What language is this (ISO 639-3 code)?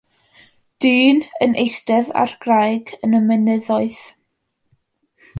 cym